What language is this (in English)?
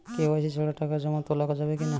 Bangla